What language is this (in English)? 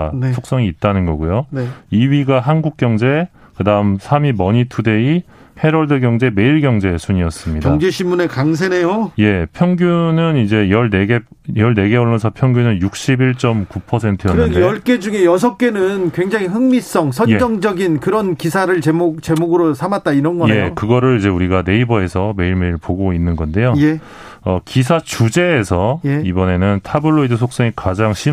Korean